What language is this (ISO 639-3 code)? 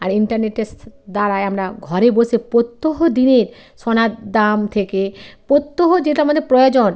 ben